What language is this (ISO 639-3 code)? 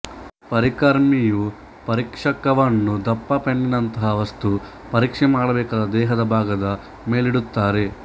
kan